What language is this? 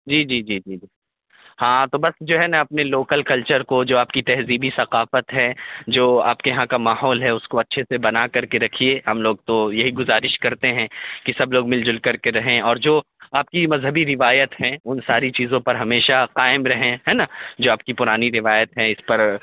Urdu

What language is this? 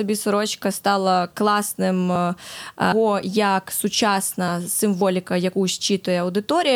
Ukrainian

